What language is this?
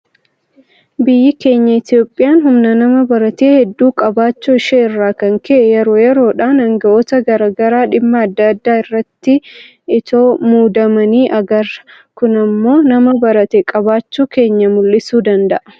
Oromo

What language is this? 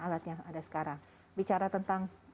Indonesian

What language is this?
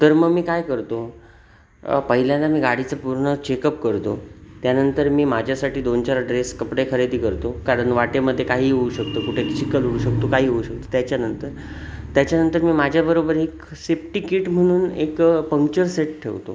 Marathi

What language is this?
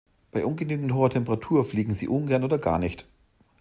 German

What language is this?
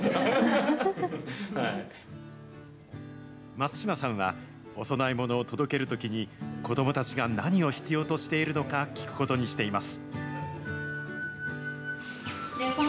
Japanese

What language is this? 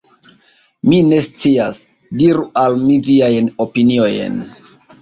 Esperanto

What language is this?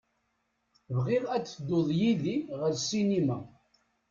Kabyle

